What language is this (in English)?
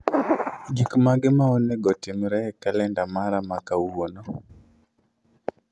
Luo (Kenya and Tanzania)